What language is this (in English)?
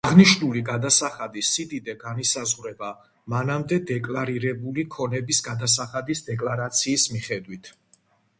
Georgian